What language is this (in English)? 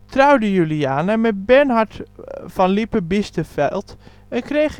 Dutch